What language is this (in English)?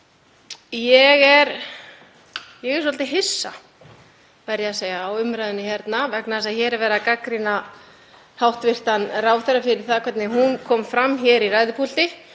Icelandic